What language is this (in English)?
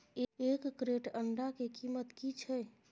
Maithili